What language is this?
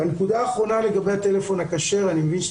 Hebrew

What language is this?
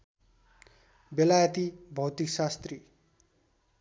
Nepali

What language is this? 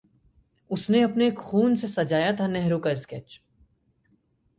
Hindi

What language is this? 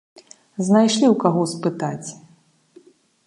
Belarusian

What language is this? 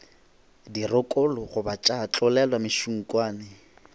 Northern Sotho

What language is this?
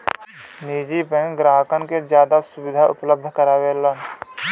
Bhojpuri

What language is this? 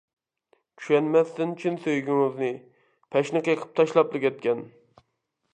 Uyghur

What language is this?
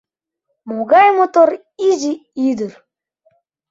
Mari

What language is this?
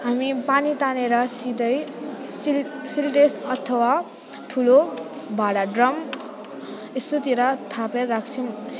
Nepali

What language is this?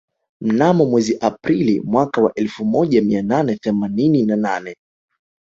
Swahili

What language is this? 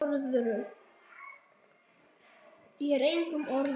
Icelandic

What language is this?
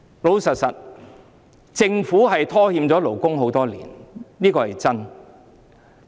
Cantonese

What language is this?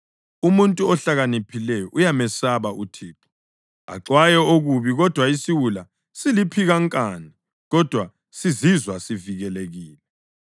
North Ndebele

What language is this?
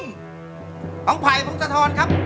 Thai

